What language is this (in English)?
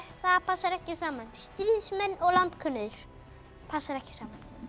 Icelandic